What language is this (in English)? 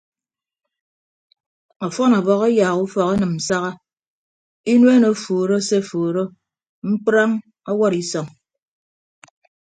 Ibibio